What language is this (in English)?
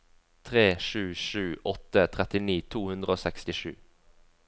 Norwegian